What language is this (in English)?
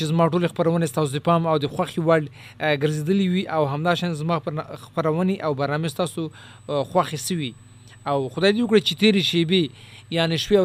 Urdu